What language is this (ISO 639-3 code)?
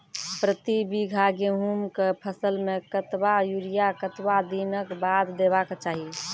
mai